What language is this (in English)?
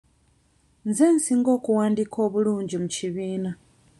Ganda